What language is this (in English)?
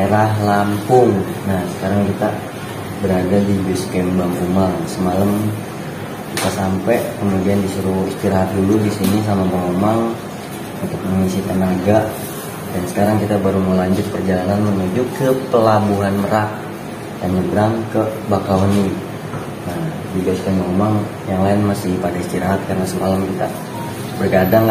Indonesian